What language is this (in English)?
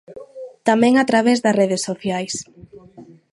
Galician